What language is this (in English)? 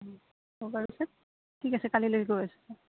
Assamese